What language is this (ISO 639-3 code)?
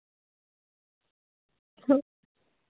doi